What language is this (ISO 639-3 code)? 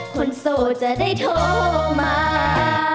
tha